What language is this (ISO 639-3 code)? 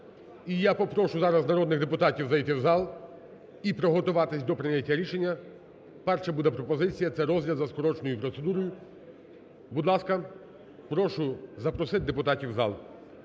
ukr